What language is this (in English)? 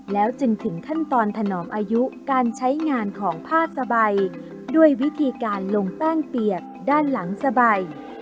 Thai